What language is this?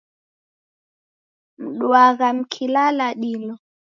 Taita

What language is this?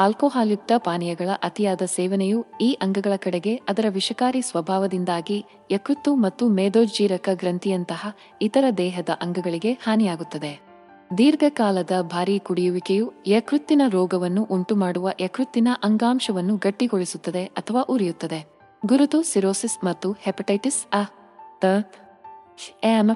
Kannada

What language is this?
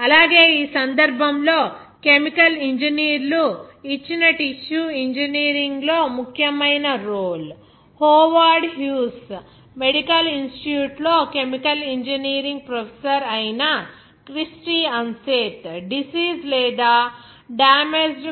Telugu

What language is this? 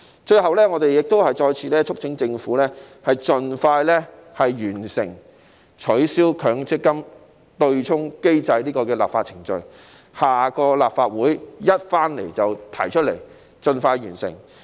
Cantonese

